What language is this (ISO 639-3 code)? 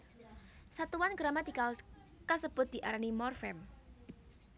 jav